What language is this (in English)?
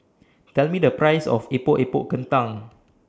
English